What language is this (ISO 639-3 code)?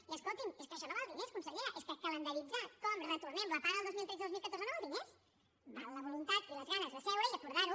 cat